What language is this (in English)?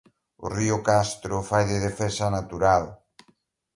Galician